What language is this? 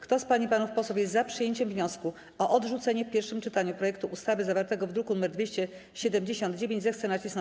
Polish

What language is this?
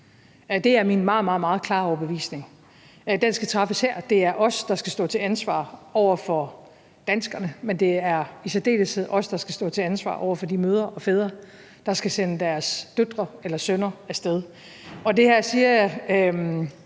Danish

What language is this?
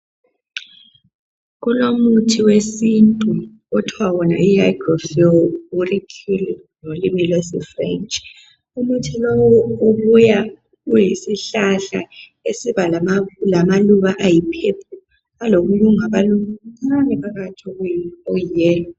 North Ndebele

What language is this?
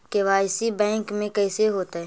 Magahi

